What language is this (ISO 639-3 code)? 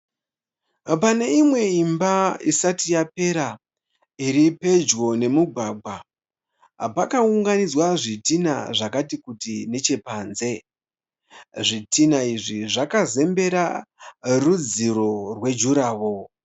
sna